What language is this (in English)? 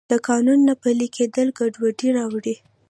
Pashto